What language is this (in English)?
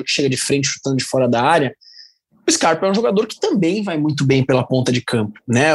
Portuguese